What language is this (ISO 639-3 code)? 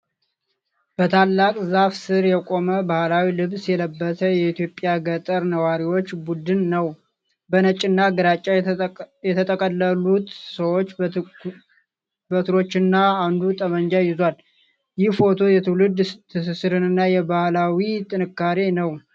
amh